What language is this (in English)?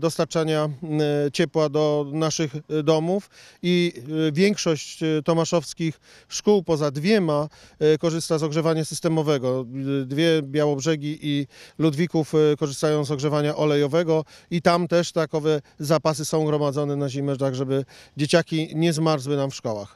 Polish